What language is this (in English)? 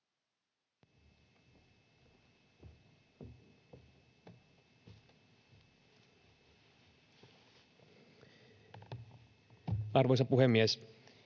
Finnish